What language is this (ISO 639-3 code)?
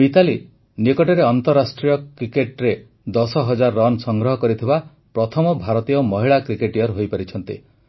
ori